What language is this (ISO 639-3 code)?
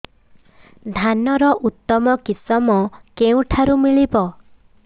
ori